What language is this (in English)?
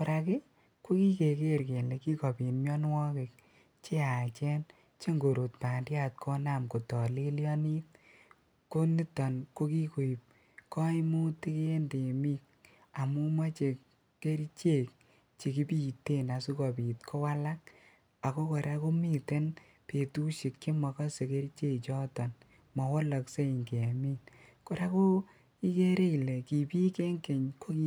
Kalenjin